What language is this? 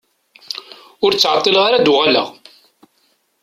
Kabyle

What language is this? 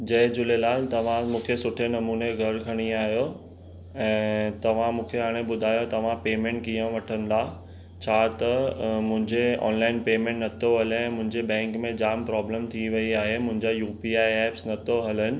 Sindhi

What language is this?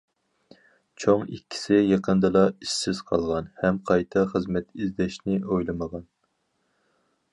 Uyghur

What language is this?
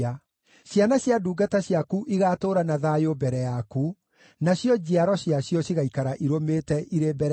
Kikuyu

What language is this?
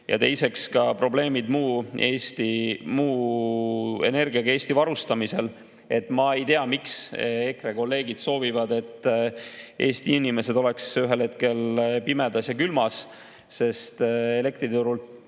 Estonian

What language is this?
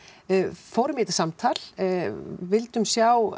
Icelandic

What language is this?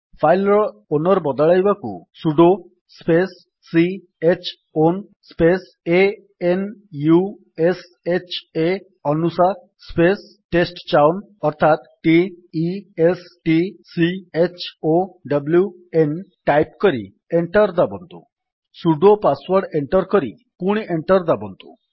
Odia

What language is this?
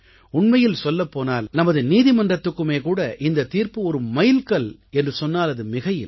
Tamil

